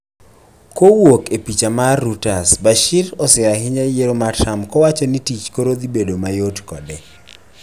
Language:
Luo (Kenya and Tanzania)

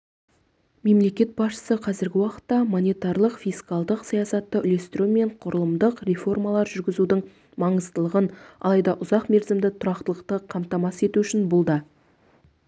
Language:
Kazakh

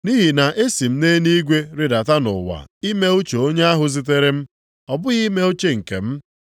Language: Igbo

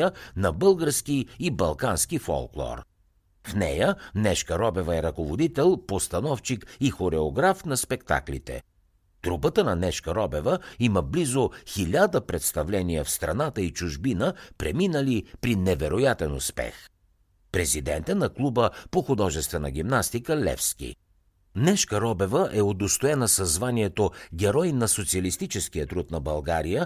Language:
Bulgarian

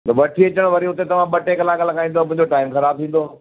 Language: Sindhi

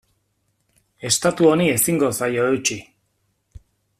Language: Basque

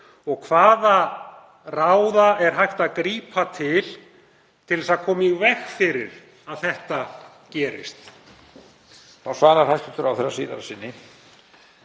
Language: Icelandic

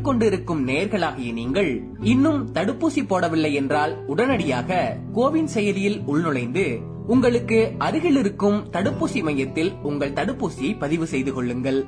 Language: Tamil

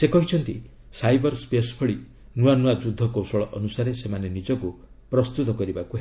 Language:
Odia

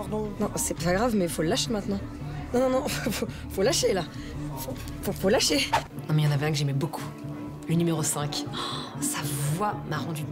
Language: French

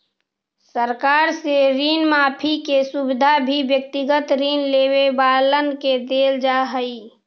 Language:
Magahi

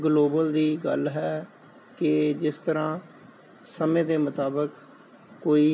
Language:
Punjabi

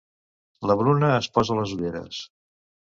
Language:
Catalan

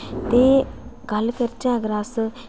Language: Dogri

